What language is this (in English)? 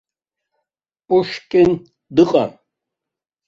Abkhazian